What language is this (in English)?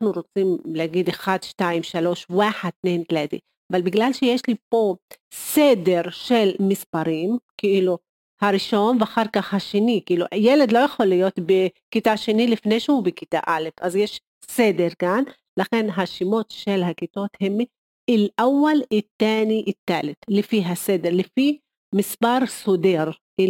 Hebrew